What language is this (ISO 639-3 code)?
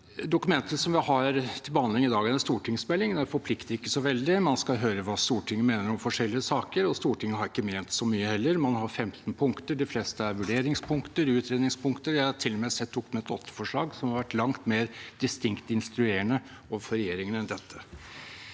nor